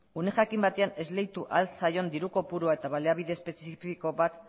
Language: Basque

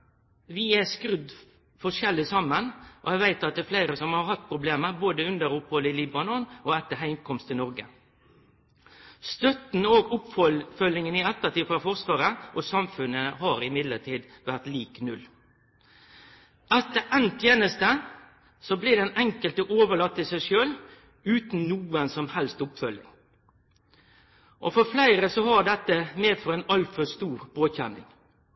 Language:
Norwegian Nynorsk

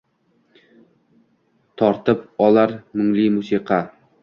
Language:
Uzbek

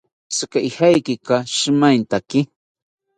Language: South Ucayali Ashéninka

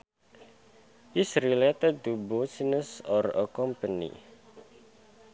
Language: Sundanese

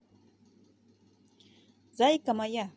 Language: Russian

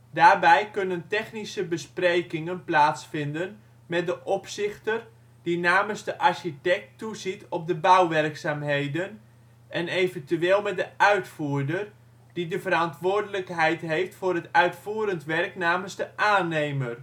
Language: Dutch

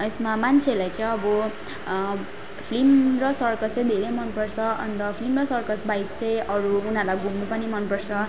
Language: Nepali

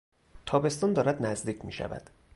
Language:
Persian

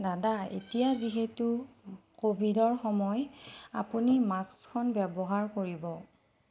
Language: Assamese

